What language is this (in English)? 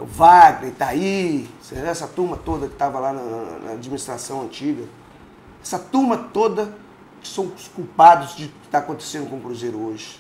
Portuguese